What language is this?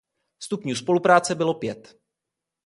Czech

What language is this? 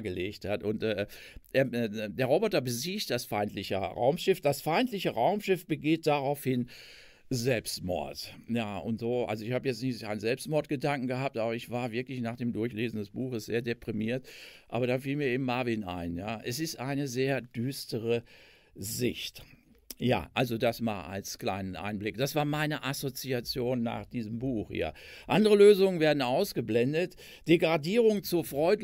German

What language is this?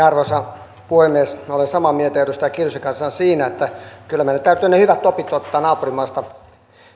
Finnish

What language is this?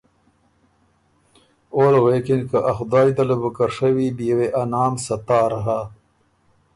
Ormuri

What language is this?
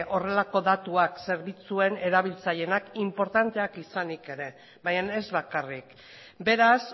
Basque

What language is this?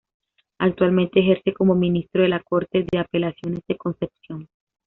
Spanish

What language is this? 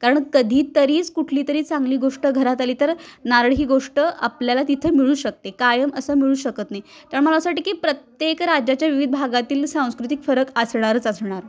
Marathi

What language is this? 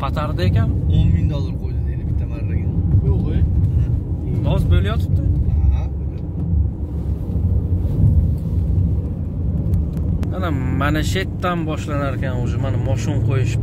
Turkish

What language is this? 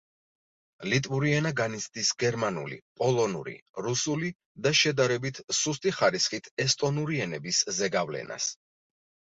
Georgian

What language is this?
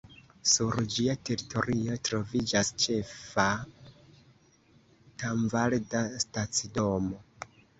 Esperanto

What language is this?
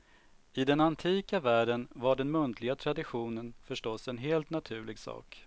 Swedish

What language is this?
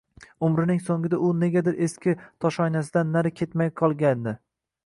Uzbek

